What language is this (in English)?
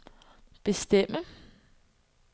Danish